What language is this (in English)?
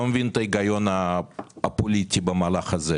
Hebrew